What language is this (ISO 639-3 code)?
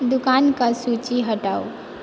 mai